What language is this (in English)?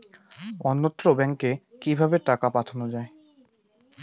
Bangla